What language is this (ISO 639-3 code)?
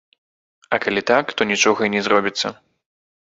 bel